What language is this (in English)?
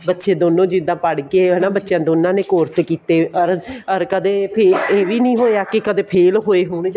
Punjabi